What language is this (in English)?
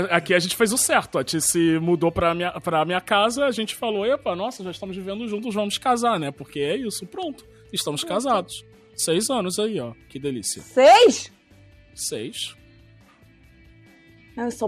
Portuguese